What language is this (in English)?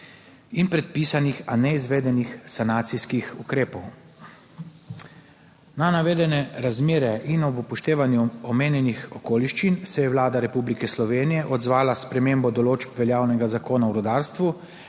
Slovenian